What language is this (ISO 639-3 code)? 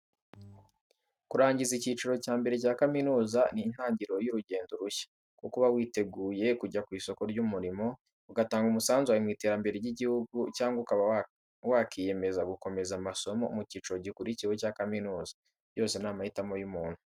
kin